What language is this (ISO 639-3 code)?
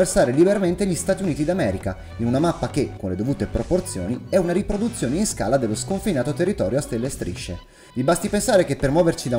ita